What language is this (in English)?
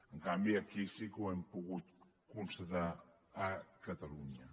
Catalan